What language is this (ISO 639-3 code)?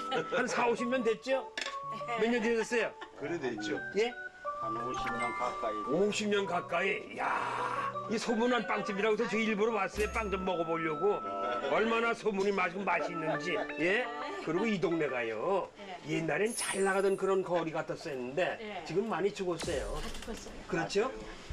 kor